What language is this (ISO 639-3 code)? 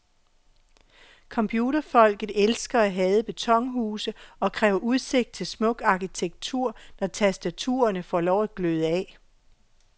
dan